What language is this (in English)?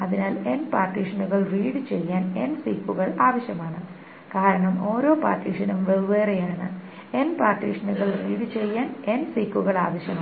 Malayalam